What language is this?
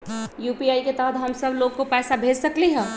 Magahi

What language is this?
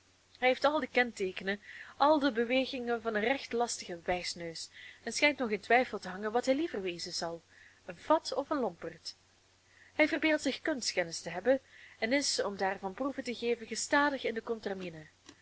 Dutch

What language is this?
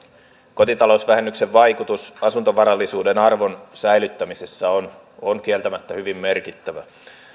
Finnish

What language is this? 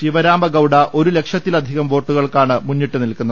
Malayalam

